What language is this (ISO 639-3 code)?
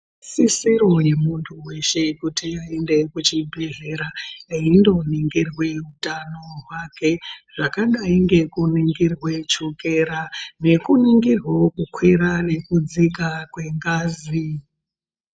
ndc